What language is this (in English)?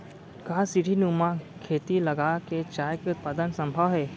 Chhattisgarhi